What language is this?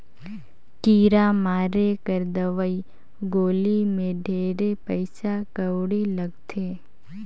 Chhattisgarhi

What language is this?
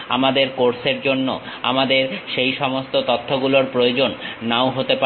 Bangla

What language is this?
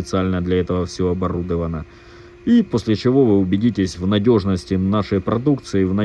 Russian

